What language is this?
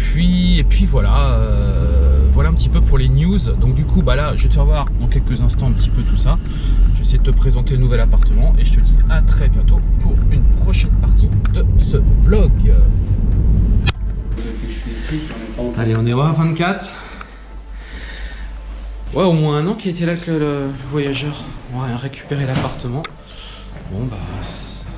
French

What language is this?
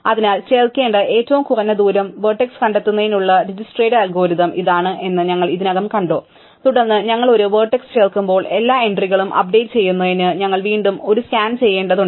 Malayalam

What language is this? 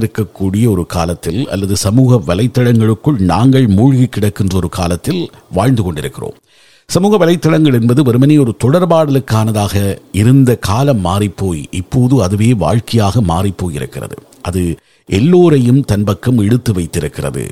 Tamil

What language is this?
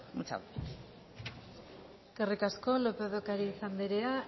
Basque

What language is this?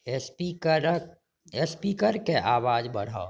Maithili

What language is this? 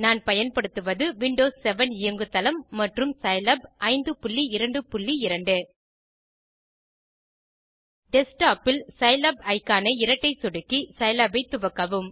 Tamil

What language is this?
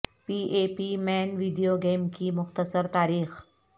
Urdu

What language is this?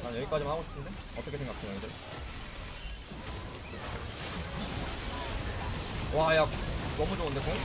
Korean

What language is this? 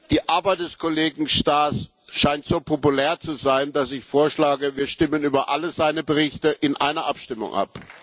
German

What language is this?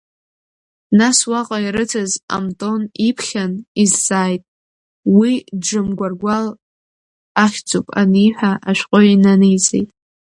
Abkhazian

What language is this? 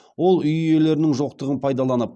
Kazakh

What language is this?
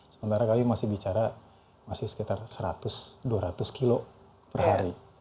Indonesian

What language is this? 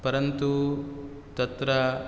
Sanskrit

